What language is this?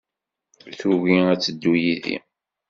Kabyle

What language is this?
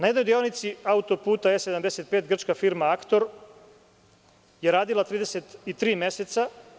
Serbian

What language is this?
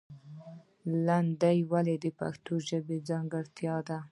Pashto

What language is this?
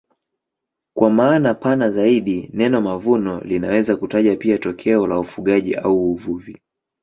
Swahili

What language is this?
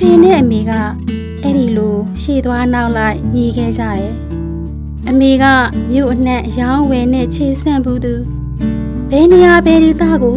Thai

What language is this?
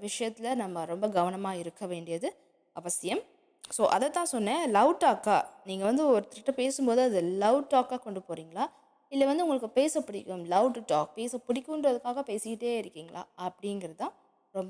Tamil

